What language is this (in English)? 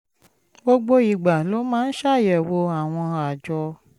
Yoruba